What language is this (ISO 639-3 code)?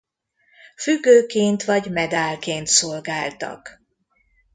hun